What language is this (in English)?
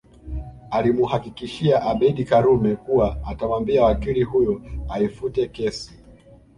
Swahili